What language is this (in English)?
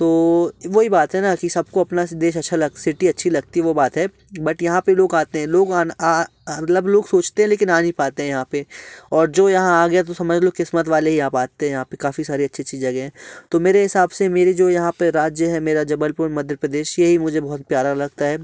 Hindi